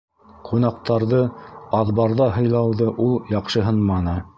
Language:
Bashkir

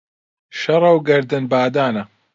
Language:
Central Kurdish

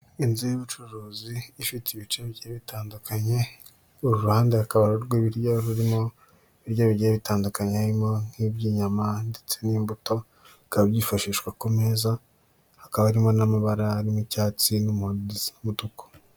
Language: Kinyarwanda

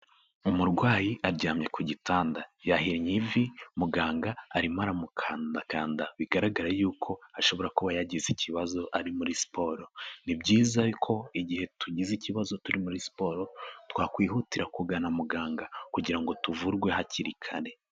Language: Kinyarwanda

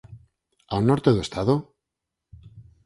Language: Galician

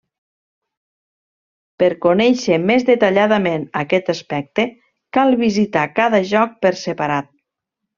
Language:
Catalan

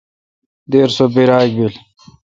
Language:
Kalkoti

